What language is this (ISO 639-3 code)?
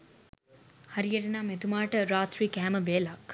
sin